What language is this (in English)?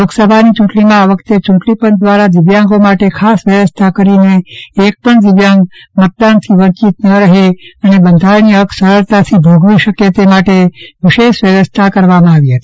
Gujarati